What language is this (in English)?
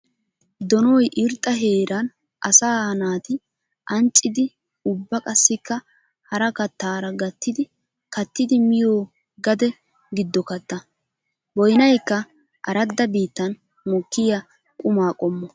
Wolaytta